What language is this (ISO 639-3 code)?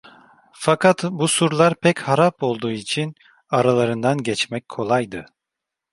tur